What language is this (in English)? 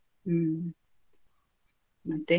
Kannada